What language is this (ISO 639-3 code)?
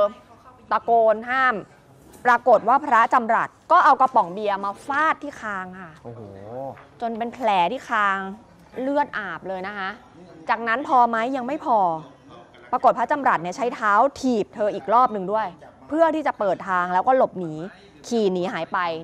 tha